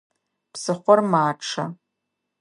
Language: Adyghe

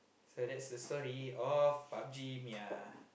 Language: English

